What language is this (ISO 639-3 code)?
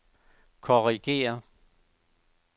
dan